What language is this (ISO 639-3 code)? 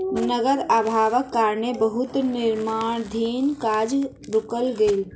mai